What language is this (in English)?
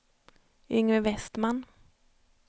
Swedish